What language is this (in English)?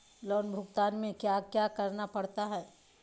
Magahi